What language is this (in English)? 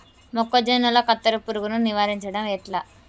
Telugu